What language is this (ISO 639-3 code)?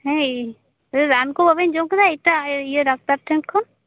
sat